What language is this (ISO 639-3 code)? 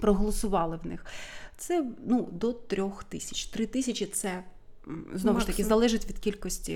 ukr